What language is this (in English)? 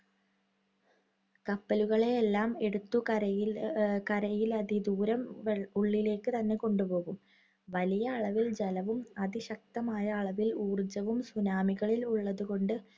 Malayalam